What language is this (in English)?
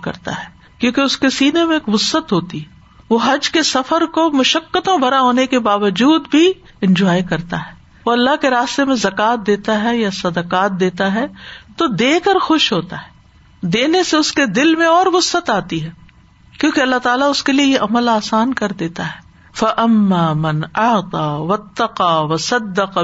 Urdu